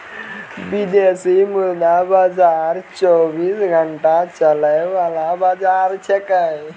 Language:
Maithili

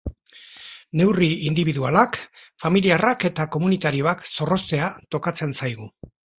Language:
Basque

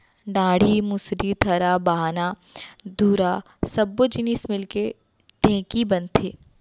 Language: Chhattisgarhi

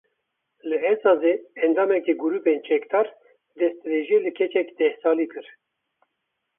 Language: Kurdish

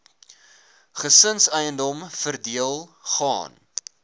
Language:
Afrikaans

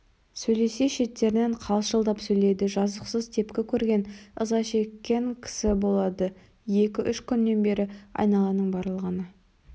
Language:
Kazakh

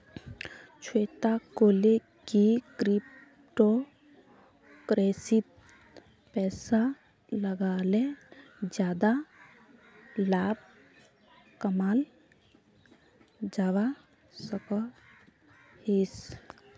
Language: Magahi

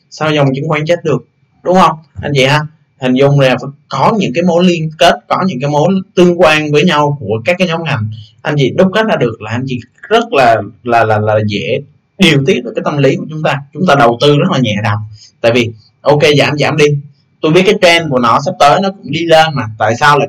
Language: Vietnamese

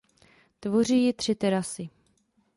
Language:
Czech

